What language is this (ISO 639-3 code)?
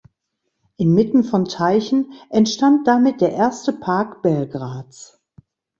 deu